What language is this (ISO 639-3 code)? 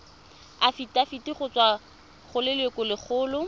tsn